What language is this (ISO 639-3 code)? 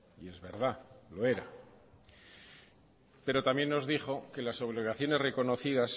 spa